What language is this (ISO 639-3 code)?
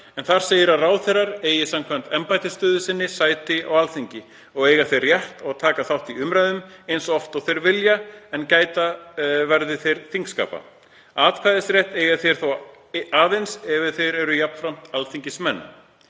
isl